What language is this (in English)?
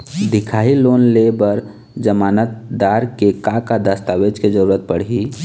Chhattisgarhi